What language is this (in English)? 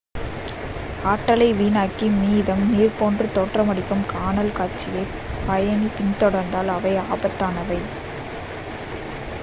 Tamil